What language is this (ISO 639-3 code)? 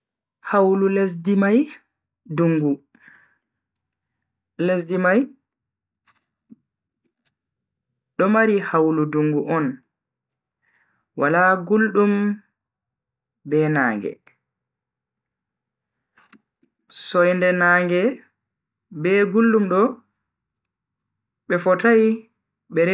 fui